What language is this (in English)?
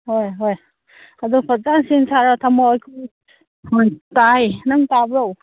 Manipuri